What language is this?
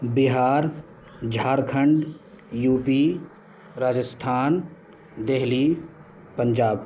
Urdu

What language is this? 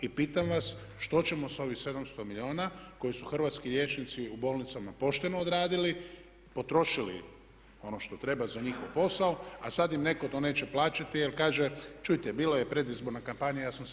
Croatian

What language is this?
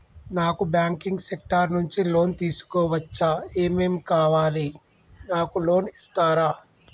Telugu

